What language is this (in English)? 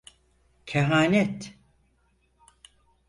Turkish